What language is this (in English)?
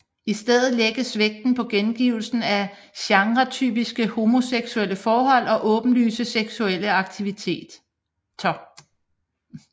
Danish